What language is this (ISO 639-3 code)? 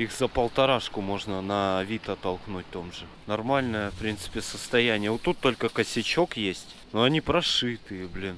rus